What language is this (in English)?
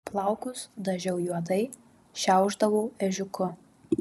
Lithuanian